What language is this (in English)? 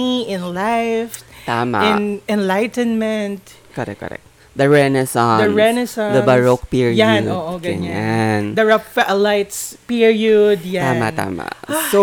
Filipino